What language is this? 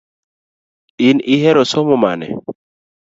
Luo (Kenya and Tanzania)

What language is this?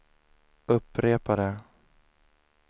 Swedish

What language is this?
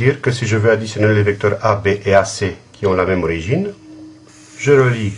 French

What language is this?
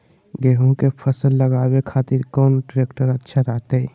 Magahi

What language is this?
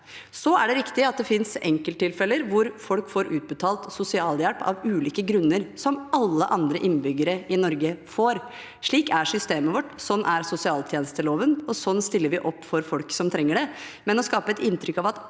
Norwegian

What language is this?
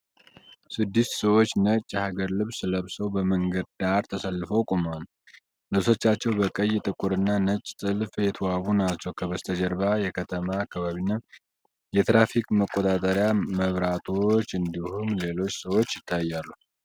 Amharic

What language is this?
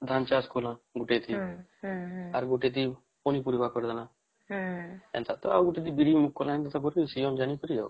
Odia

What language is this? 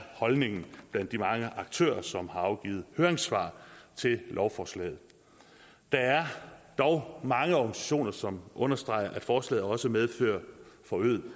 Danish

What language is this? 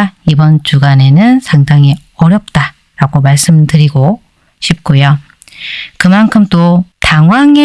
Korean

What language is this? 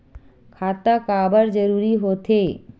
Chhattisgarhi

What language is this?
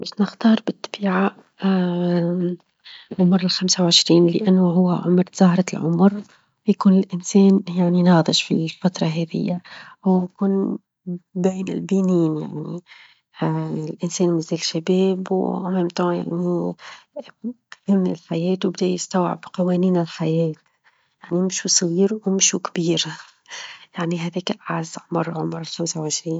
Tunisian Arabic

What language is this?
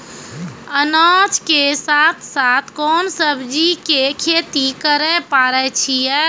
Maithili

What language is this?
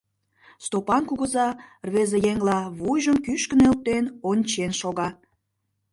Mari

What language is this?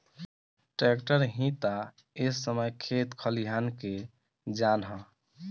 Bhojpuri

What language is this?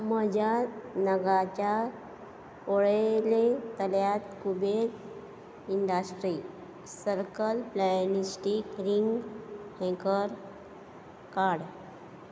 Konkani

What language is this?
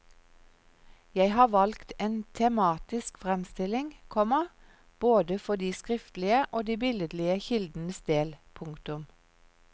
Norwegian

